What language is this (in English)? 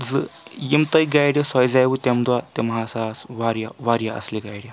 Kashmiri